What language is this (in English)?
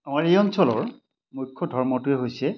Assamese